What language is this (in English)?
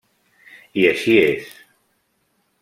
Catalan